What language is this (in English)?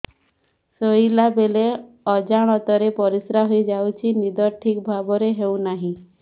Odia